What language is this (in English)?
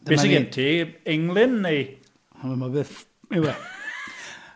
Welsh